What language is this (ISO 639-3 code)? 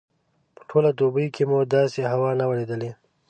pus